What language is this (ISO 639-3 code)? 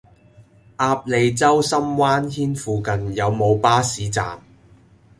yue